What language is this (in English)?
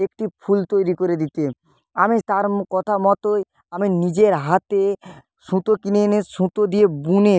Bangla